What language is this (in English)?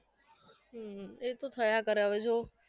Gujarati